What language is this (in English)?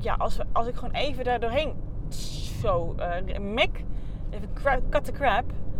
Dutch